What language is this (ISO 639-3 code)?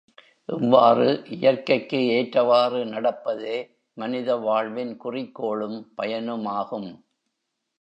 tam